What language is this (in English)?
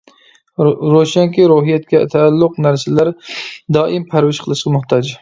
Uyghur